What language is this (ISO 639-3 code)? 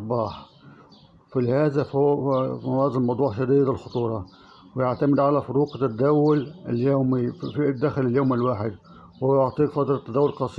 ara